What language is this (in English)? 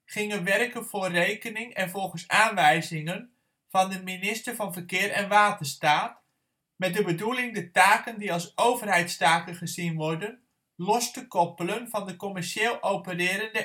Dutch